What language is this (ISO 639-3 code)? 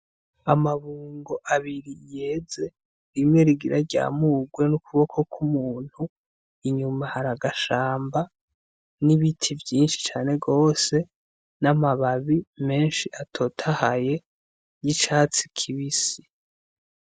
run